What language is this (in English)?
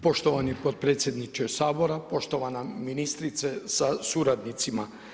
Croatian